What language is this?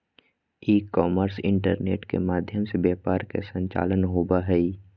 Magahi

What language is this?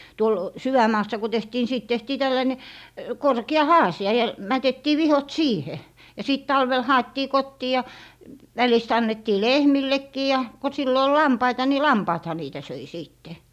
Finnish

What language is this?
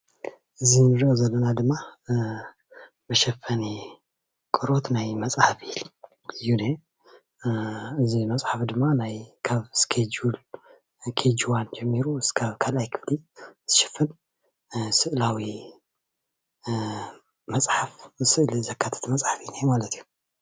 Tigrinya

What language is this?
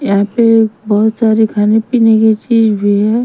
Hindi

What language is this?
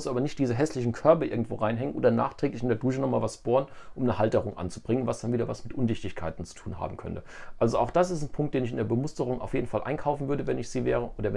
German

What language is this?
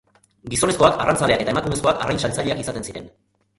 Basque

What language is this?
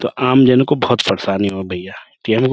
Urdu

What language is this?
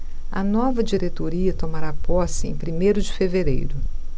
Portuguese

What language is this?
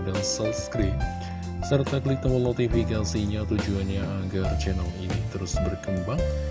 Indonesian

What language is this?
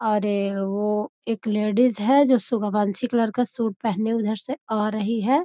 Magahi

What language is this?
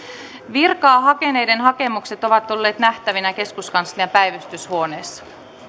Finnish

